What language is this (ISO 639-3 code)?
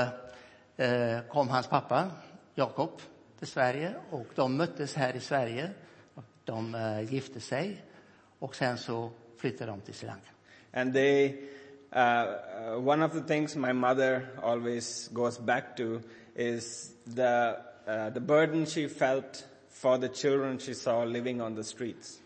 swe